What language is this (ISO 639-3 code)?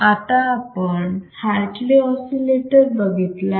mar